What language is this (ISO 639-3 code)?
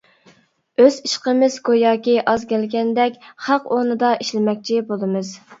uig